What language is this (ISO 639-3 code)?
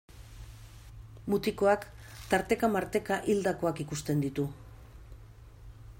eus